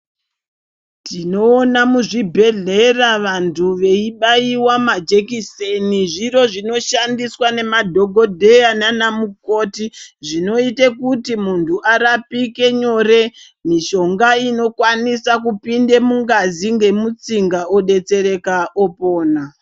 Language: Ndau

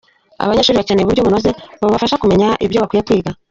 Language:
Kinyarwanda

